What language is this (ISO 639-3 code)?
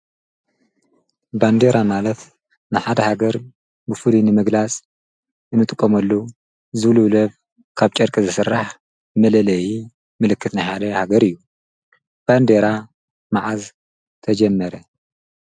tir